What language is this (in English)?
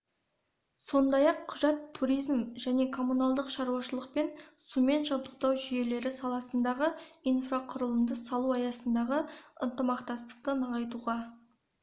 Kazakh